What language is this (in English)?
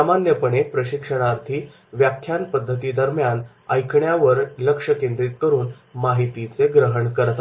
Marathi